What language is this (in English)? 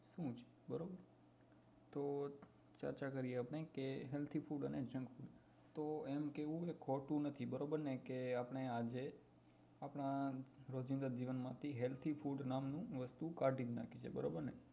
Gujarati